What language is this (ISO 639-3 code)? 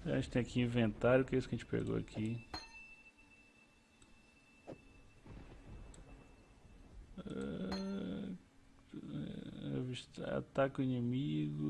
por